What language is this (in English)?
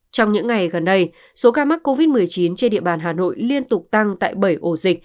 Vietnamese